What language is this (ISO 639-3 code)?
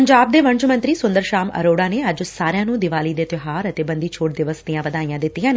pan